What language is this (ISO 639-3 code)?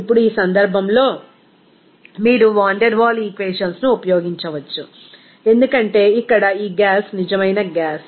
tel